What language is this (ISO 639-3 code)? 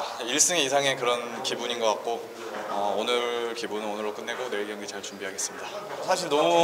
kor